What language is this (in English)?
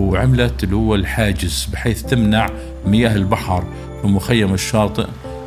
Arabic